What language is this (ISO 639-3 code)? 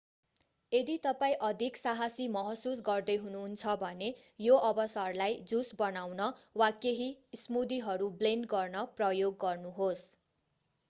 nep